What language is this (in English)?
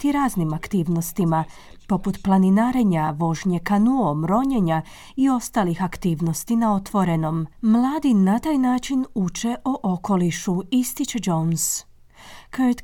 Croatian